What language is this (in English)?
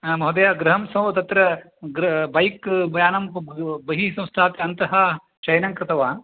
Sanskrit